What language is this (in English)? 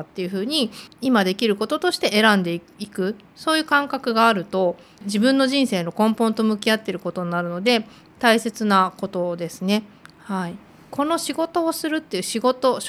Japanese